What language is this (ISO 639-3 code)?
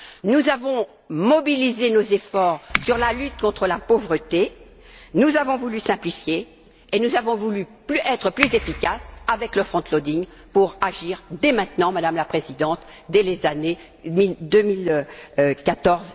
fra